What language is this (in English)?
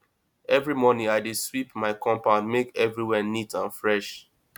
Nigerian Pidgin